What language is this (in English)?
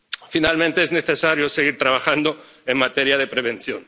Spanish